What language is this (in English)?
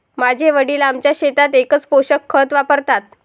Marathi